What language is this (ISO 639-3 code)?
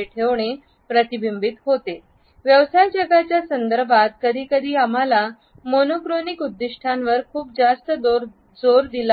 mar